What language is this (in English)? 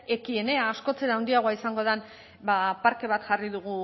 Basque